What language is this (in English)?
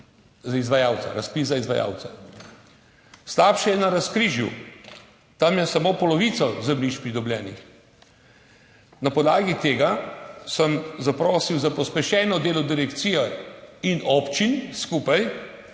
Slovenian